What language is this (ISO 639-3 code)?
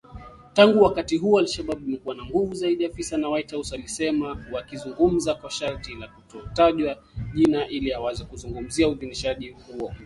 swa